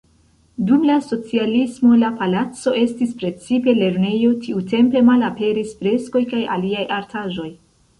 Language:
Esperanto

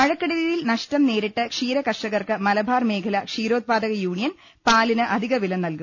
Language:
Malayalam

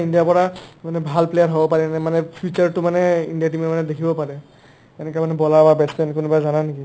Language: Assamese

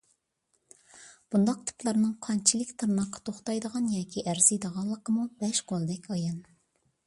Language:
Uyghur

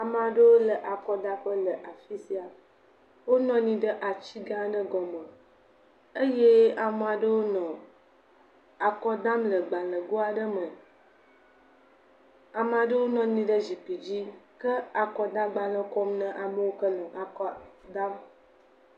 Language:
Ewe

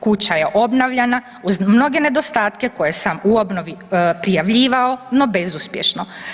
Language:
Croatian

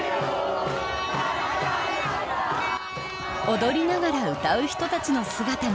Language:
Japanese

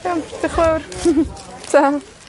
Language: Welsh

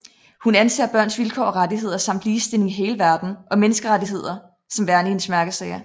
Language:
Danish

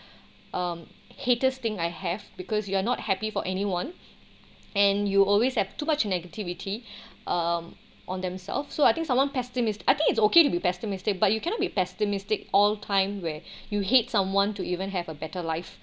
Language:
English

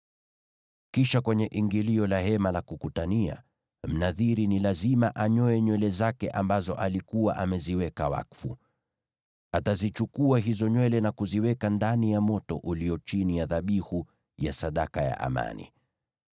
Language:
Swahili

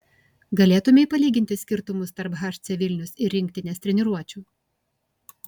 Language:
Lithuanian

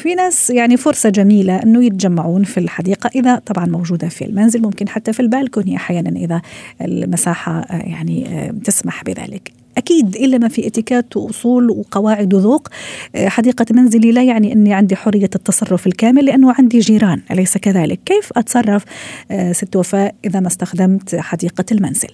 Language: Arabic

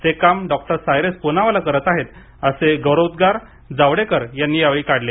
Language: Marathi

